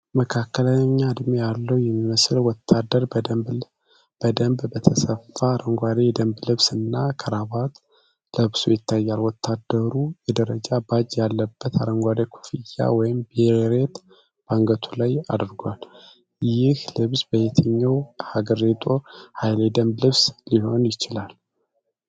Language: Amharic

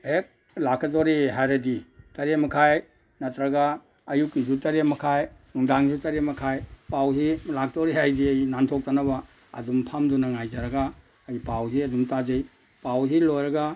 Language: Manipuri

